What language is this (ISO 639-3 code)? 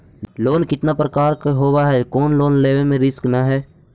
mag